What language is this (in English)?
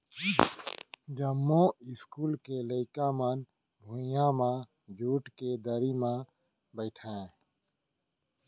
Chhattisgarhi